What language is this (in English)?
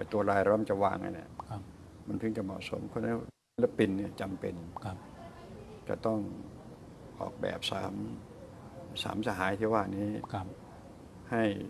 Thai